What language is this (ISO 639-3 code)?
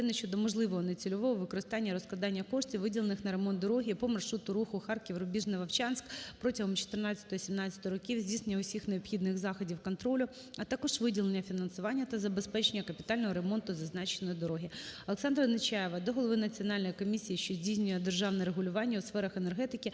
ukr